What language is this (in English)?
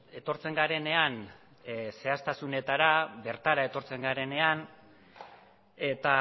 Basque